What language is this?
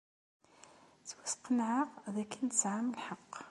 Kabyle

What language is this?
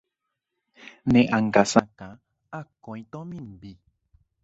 Guarani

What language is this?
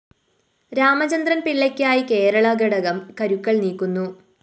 Malayalam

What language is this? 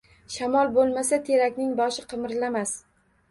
Uzbek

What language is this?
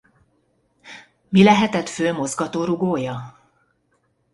Hungarian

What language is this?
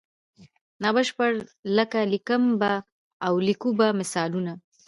Pashto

